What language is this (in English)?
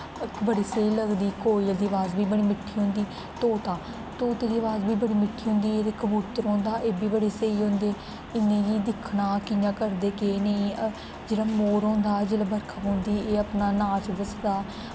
Dogri